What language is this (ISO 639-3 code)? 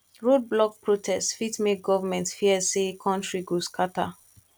pcm